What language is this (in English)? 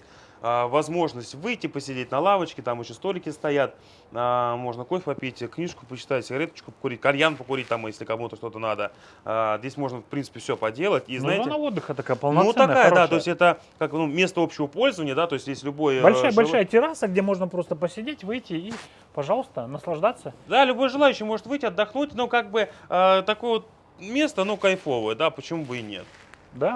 Russian